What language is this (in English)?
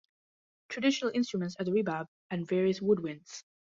English